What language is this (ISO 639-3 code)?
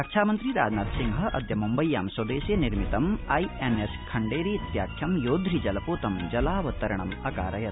san